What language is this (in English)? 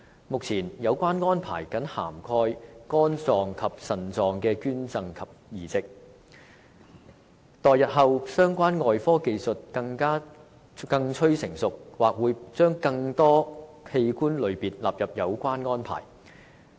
Cantonese